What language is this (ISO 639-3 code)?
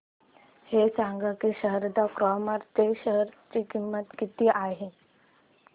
mar